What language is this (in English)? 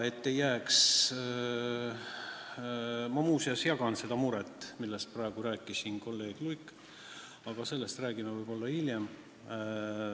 Estonian